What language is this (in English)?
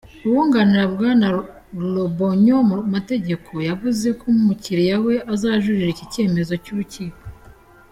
Kinyarwanda